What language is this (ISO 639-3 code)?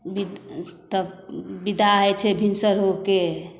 mai